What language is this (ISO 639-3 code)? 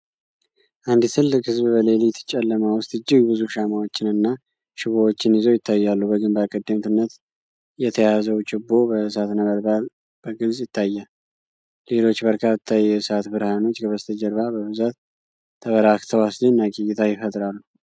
amh